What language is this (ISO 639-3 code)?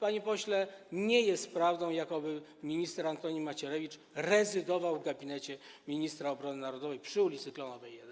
pol